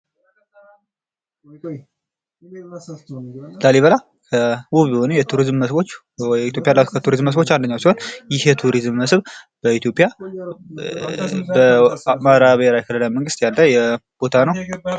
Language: Amharic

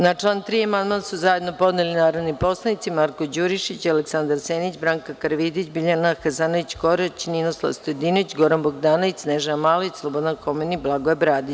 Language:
Serbian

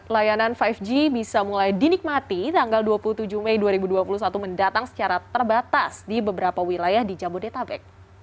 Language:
Indonesian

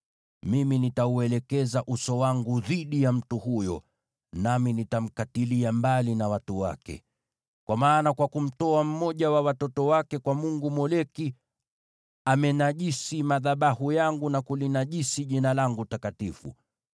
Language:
Swahili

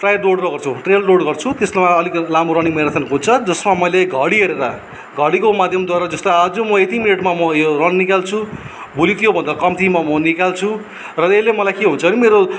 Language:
Nepali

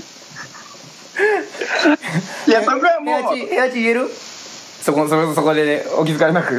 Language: Japanese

